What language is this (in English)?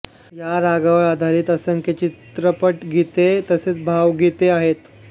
Marathi